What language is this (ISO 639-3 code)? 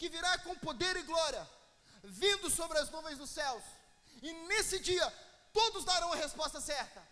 por